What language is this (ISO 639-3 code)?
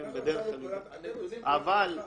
heb